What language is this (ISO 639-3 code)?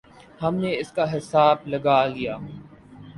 urd